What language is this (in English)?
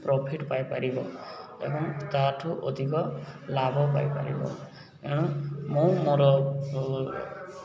Odia